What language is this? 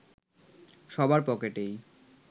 Bangla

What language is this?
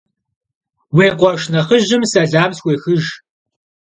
Kabardian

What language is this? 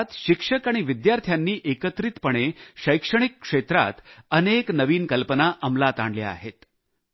Marathi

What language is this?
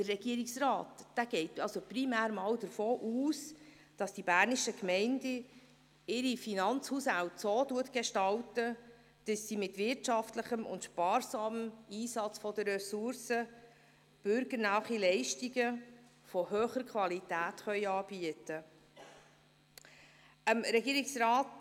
Swiss German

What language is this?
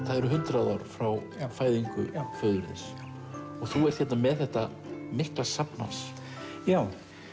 Icelandic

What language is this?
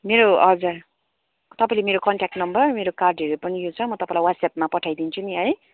Nepali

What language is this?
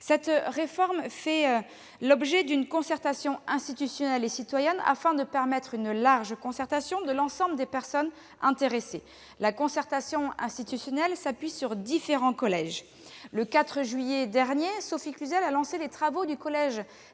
French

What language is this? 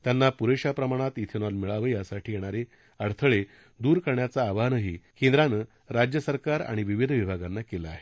Marathi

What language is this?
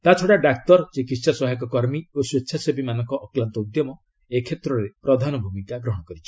Odia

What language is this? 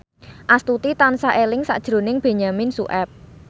Javanese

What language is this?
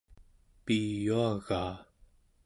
Central Yupik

